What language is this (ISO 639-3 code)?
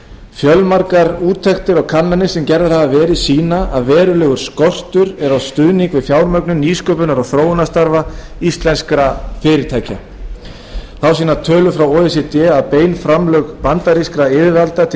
isl